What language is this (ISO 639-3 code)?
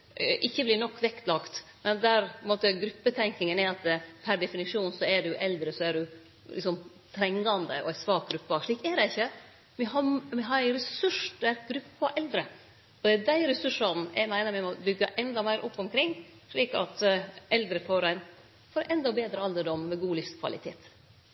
nno